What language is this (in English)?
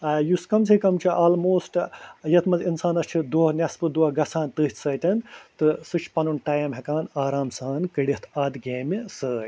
Kashmiri